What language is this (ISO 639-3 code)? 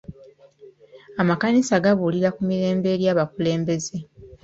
lug